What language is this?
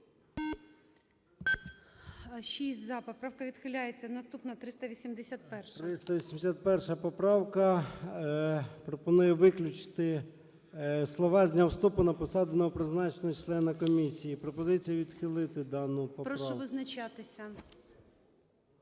Ukrainian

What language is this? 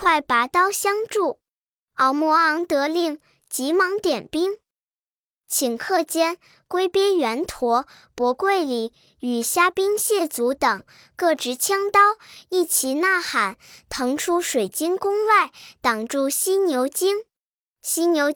Chinese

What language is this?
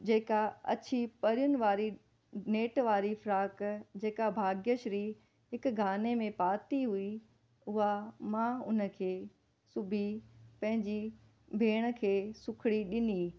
Sindhi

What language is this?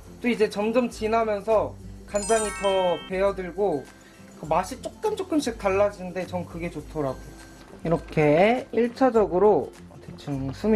Korean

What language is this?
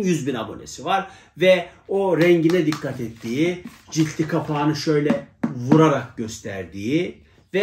Turkish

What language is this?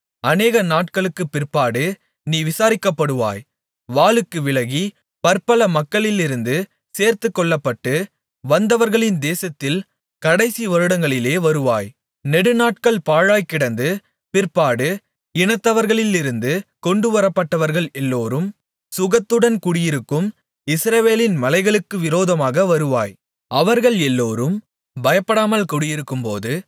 Tamil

